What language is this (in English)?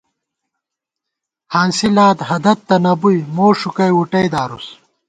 Gawar-Bati